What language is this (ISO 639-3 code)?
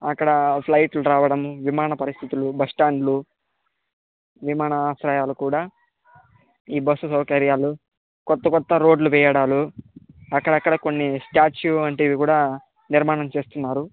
tel